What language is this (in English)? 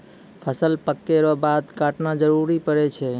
Maithili